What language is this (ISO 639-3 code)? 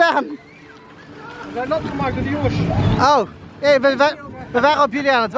nld